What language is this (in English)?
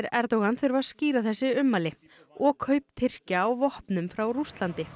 Icelandic